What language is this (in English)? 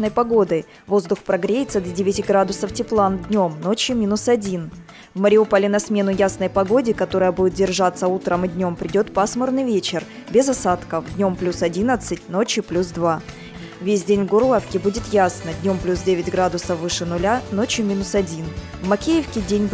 Russian